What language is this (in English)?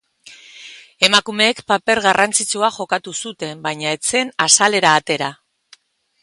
Basque